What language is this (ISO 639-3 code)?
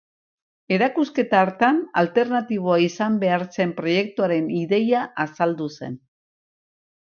eus